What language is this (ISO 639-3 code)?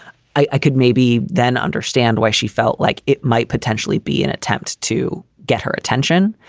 eng